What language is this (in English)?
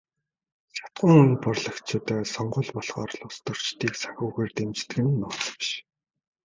Mongolian